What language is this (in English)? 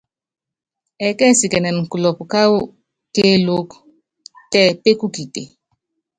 Yangben